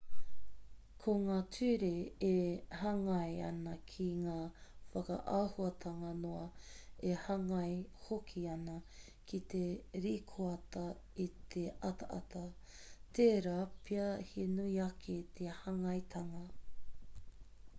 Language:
Māori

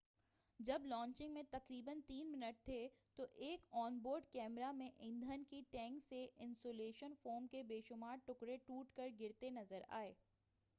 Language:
Urdu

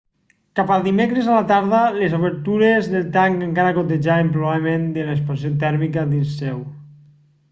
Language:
Catalan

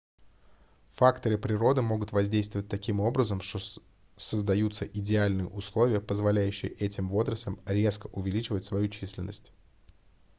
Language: Russian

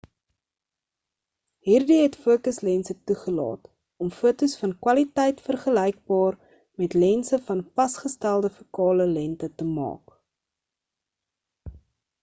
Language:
Afrikaans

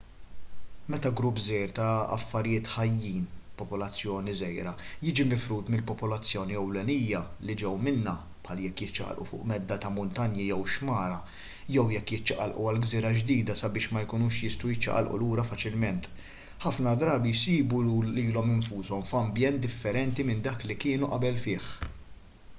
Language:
Maltese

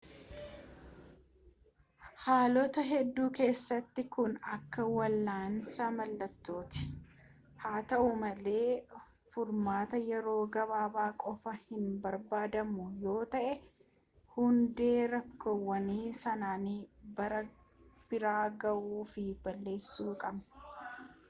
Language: Oromo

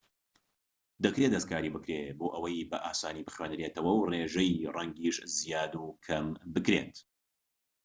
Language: Central Kurdish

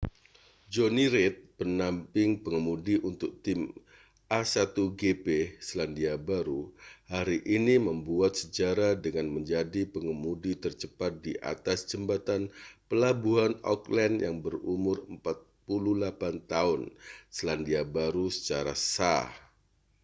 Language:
Indonesian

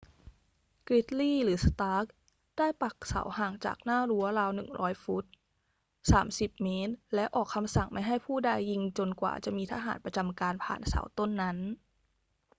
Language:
Thai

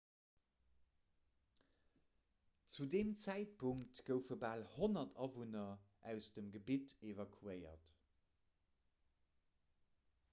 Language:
Luxembourgish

